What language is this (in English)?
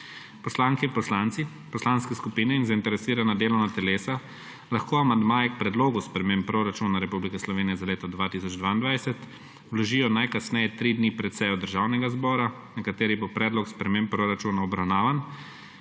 Slovenian